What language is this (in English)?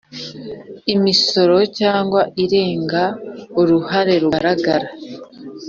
Kinyarwanda